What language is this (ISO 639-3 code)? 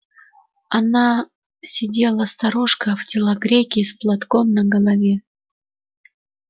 rus